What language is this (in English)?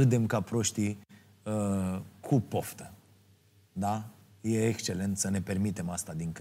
Romanian